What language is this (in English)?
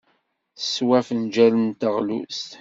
Kabyle